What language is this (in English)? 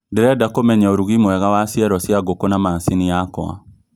Kikuyu